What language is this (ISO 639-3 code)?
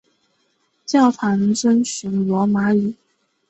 zho